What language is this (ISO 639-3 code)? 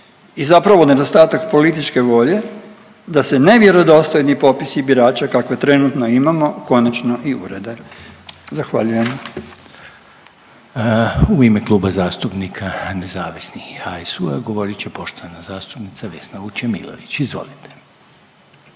hrv